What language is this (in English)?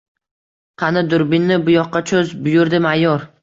Uzbek